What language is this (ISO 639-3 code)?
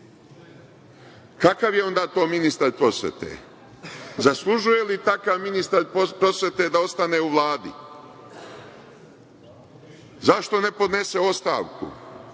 srp